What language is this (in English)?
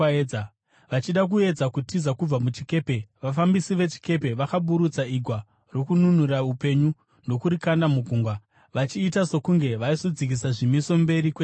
Shona